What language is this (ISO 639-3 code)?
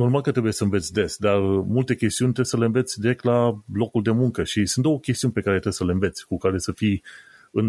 ron